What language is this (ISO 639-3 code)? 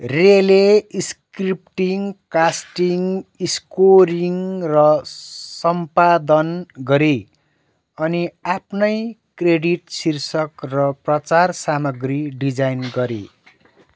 nep